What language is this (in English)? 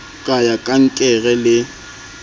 Southern Sotho